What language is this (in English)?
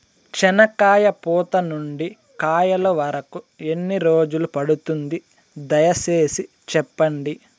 Telugu